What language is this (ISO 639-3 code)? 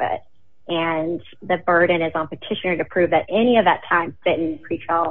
eng